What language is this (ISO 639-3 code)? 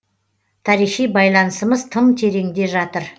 kaz